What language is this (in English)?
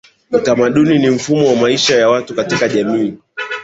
Swahili